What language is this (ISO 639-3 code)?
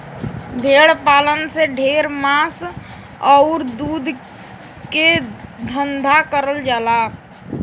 bho